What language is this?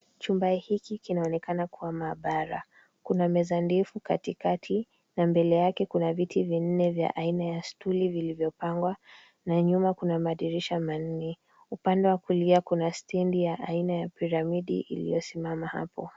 Swahili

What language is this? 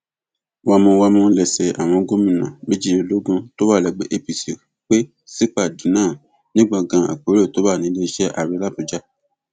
Yoruba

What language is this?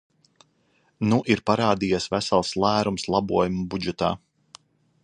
Latvian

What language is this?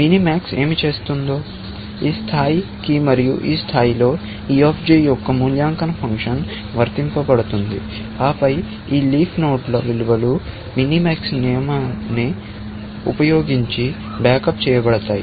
Telugu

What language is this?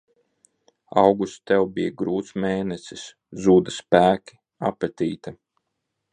Latvian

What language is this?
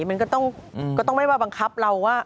Thai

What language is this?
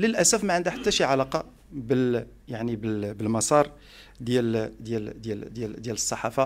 Arabic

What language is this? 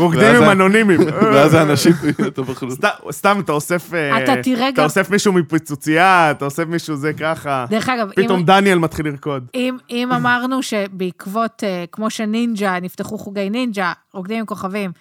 Hebrew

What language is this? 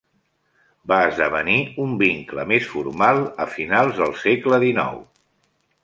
Catalan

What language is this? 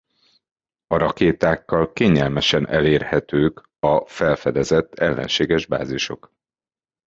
Hungarian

